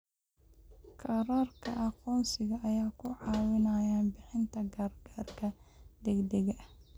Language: Somali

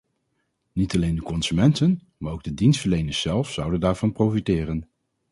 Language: Dutch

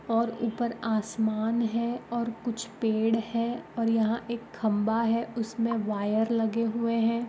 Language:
Magahi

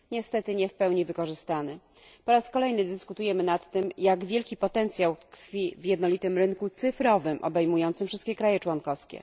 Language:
Polish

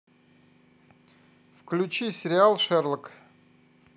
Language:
Russian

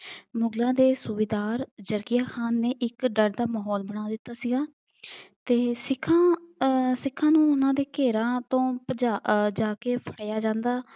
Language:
Punjabi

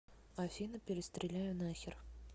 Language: Russian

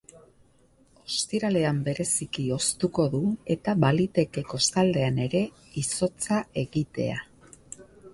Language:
Basque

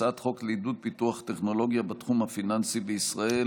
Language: Hebrew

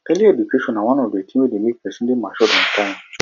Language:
Nigerian Pidgin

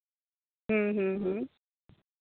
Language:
Santali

